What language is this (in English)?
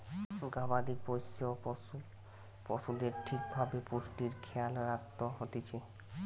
Bangla